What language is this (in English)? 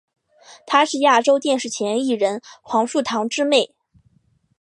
Chinese